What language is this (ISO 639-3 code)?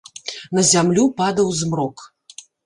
bel